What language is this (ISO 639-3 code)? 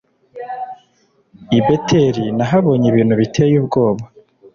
kin